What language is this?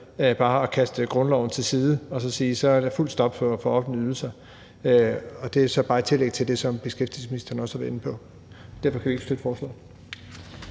Danish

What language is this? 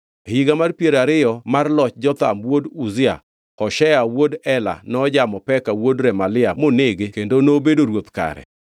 Luo (Kenya and Tanzania)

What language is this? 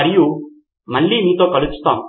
Telugu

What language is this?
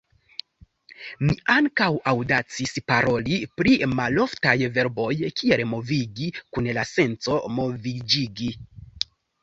Esperanto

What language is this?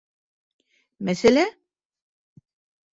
Bashkir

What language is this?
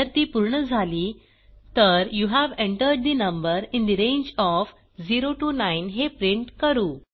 Marathi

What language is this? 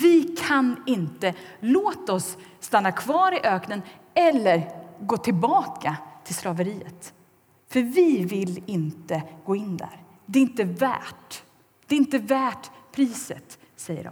Swedish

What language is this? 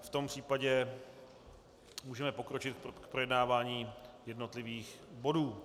Czech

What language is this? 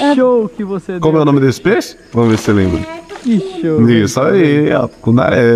Portuguese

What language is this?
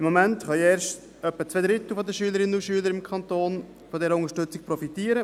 Swiss German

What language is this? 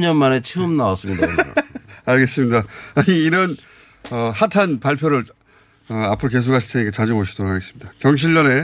Korean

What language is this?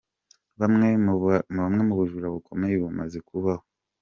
Kinyarwanda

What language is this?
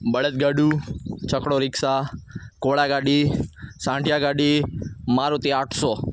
Gujarati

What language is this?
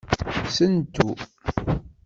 Kabyle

